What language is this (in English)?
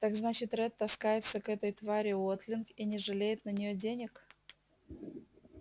Russian